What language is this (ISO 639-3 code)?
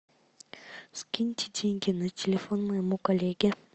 rus